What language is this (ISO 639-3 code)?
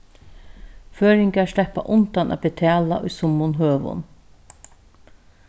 fao